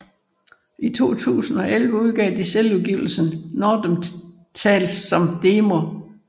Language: Danish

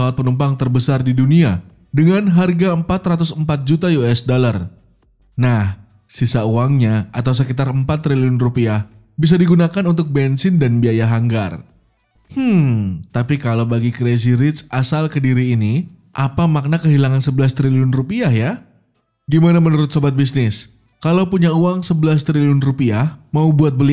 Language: Indonesian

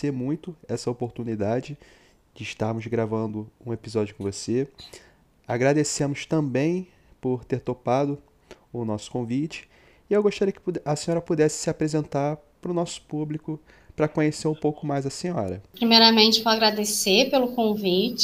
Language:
Portuguese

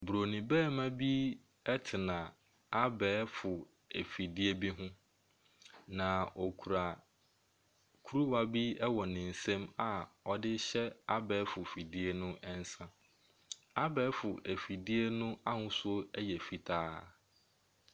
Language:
Akan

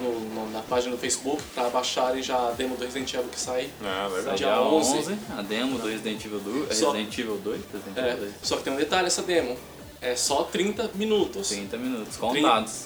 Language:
Portuguese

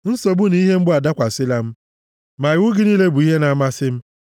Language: Igbo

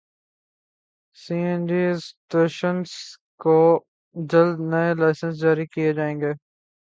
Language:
Urdu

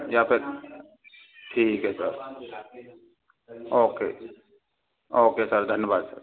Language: Hindi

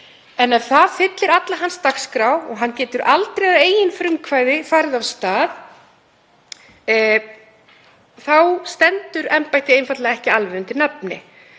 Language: Icelandic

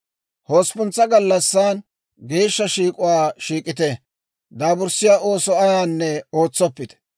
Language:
Dawro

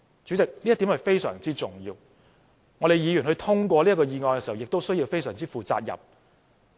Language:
Cantonese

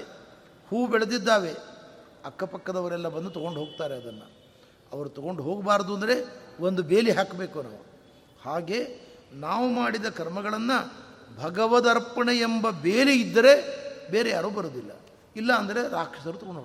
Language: Kannada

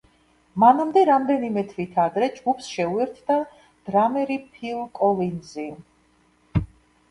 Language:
Georgian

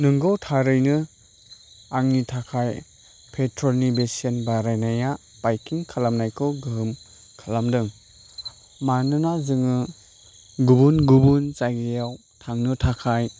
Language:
Bodo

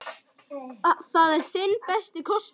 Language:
Icelandic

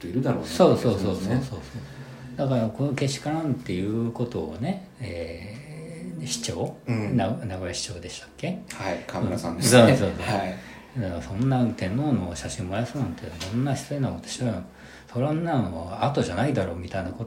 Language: Japanese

